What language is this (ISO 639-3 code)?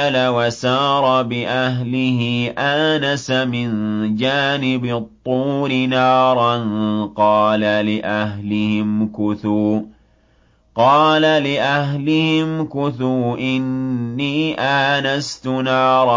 ara